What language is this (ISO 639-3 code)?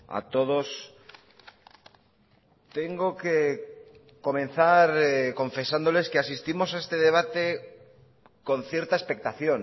spa